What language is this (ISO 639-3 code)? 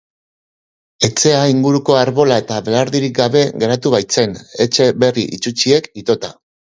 eus